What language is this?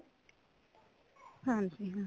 Punjabi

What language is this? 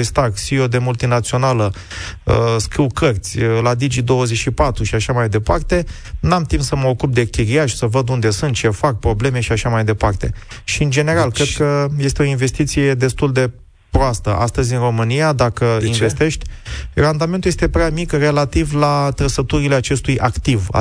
Romanian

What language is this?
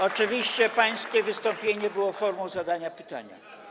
Polish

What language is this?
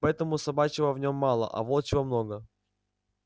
Russian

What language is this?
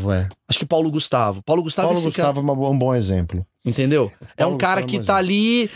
Portuguese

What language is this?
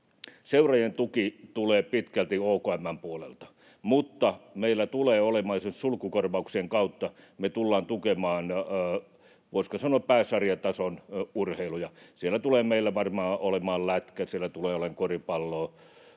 Finnish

